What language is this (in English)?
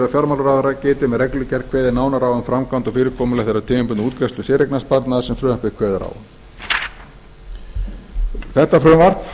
Icelandic